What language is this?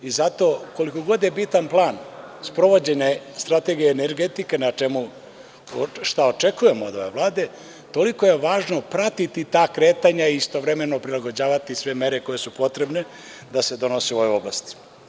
Serbian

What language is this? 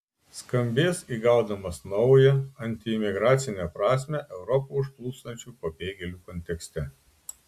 Lithuanian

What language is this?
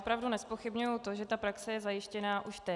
Czech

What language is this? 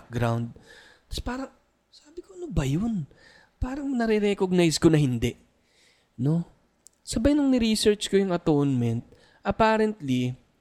Filipino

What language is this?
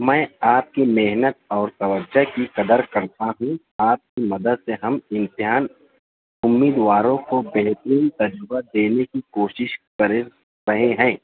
Urdu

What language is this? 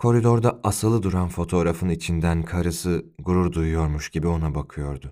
Turkish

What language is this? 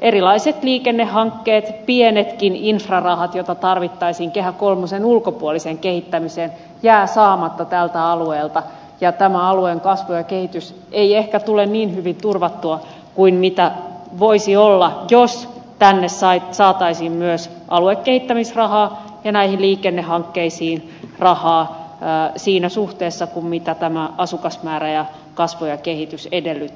Finnish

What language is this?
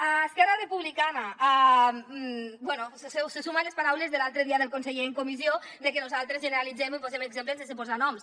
Catalan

